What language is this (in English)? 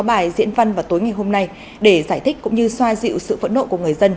Vietnamese